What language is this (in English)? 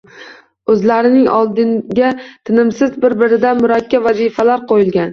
Uzbek